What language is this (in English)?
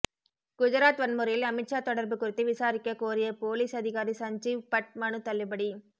Tamil